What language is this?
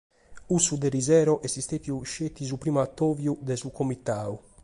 Sardinian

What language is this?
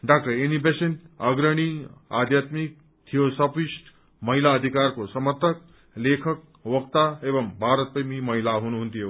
Nepali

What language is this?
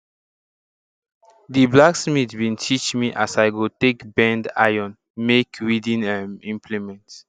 Nigerian Pidgin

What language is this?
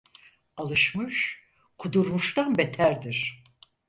Turkish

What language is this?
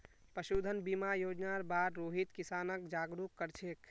Magahi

